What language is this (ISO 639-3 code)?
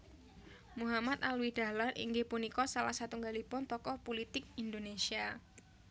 jav